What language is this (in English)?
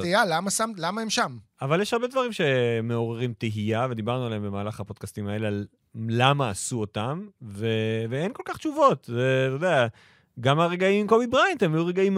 Hebrew